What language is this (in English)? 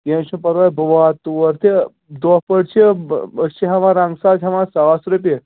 Kashmiri